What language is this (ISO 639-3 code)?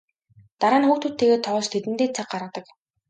mon